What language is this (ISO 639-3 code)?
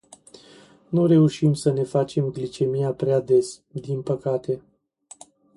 ron